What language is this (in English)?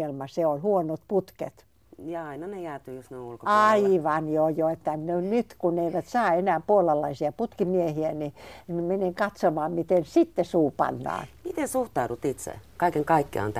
Finnish